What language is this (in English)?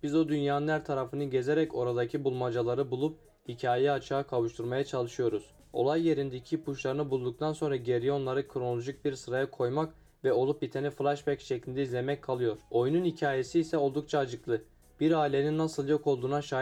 Turkish